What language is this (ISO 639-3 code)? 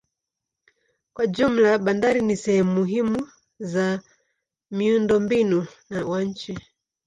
swa